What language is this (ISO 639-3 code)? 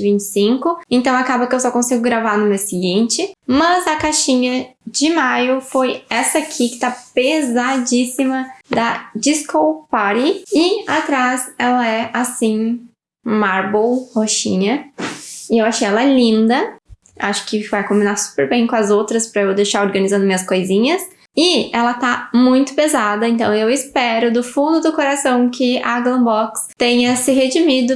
por